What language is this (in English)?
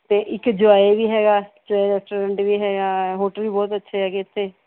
Punjabi